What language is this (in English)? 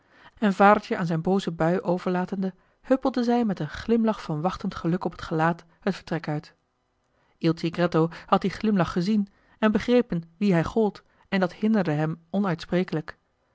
Dutch